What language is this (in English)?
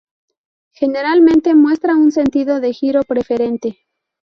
Spanish